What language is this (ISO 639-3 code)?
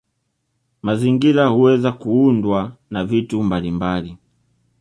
swa